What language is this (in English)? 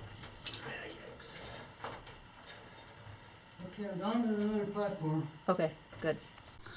English